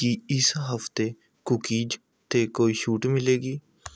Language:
Punjabi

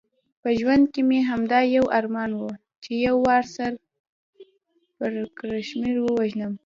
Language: Pashto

